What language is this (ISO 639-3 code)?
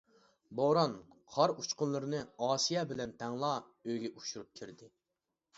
uig